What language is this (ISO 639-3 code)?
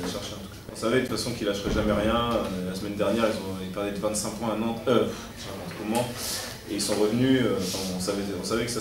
fra